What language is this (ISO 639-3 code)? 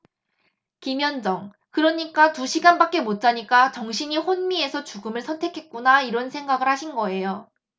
kor